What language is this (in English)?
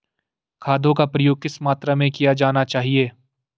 Hindi